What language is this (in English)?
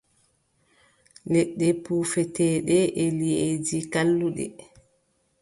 Adamawa Fulfulde